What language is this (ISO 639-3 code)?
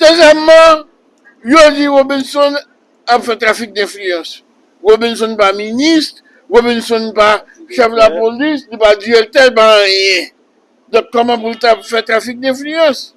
fra